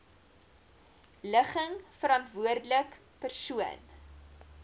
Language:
Afrikaans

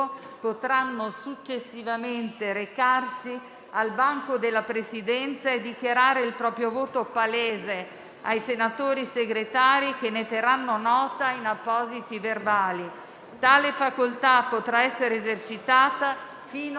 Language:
Italian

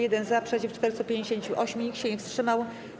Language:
Polish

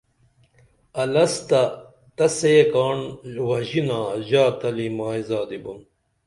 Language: Dameli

